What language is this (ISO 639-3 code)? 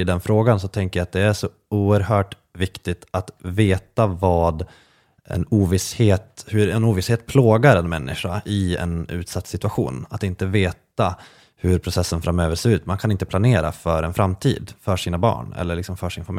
swe